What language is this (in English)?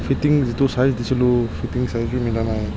Assamese